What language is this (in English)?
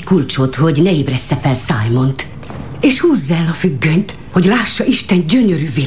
Hungarian